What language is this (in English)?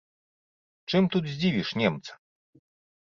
Belarusian